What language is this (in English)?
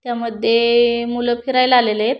Marathi